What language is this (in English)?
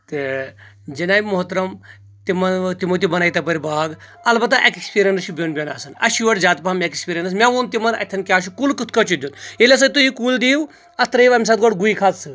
Kashmiri